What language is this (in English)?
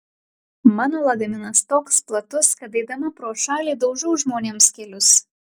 Lithuanian